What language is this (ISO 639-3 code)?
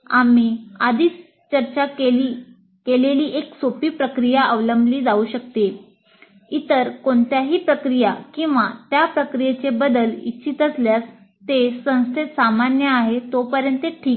mar